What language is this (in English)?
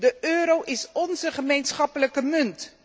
Dutch